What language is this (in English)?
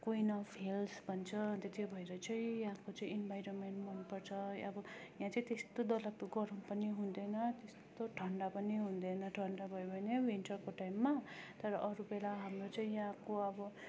Nepali